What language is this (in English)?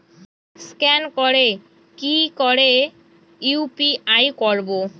Bangla